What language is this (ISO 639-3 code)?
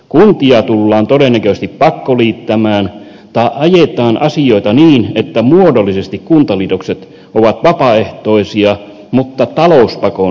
fin